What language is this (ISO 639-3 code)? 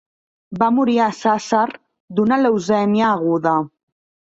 cat